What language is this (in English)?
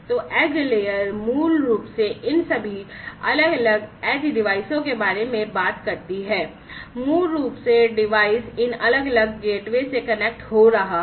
Hindi